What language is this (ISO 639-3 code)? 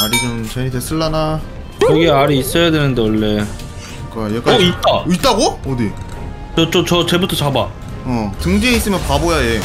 kor